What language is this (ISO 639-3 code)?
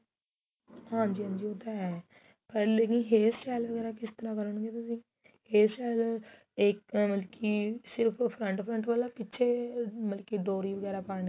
pan